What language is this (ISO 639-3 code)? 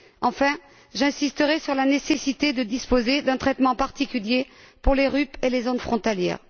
fra